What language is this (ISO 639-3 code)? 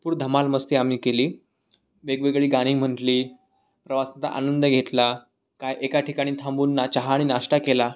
mar